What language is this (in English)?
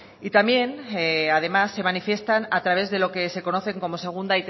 Spanish